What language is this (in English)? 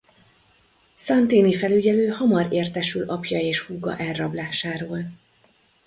Hungarian